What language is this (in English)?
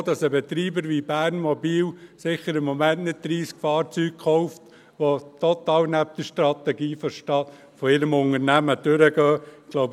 Swiss German